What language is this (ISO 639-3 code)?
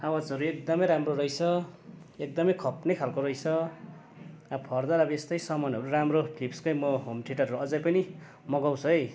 nep